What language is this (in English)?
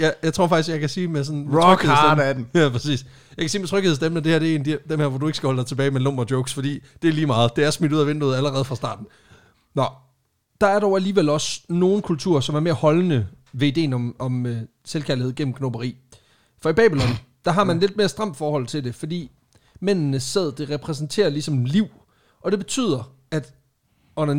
Danish